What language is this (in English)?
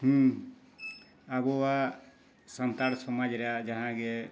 Santali